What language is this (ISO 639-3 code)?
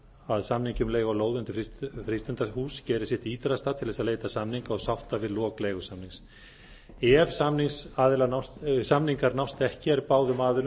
isl